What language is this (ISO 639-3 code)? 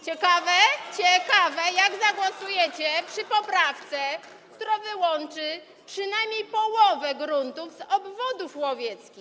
pol